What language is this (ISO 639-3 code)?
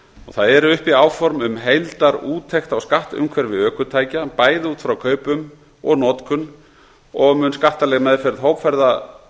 isl